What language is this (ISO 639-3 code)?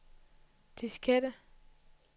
dan